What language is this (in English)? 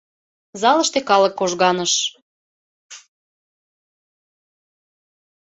Mari